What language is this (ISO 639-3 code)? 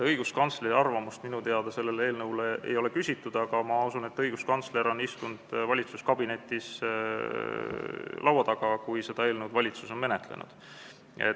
est